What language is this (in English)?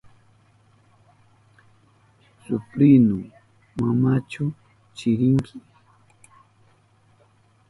Southern Pastaza Quechua